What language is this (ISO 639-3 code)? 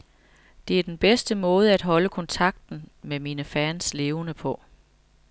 dan